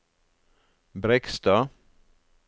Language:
Norwegian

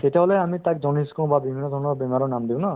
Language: Assamese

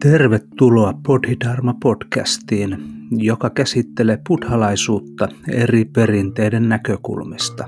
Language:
Finnish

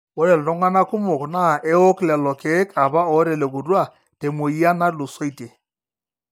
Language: Masai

